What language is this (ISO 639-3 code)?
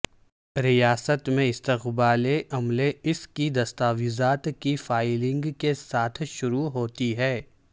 urd